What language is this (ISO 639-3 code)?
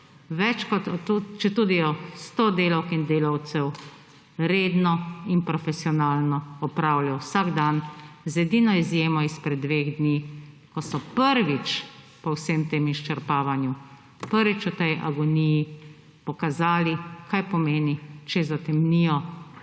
slv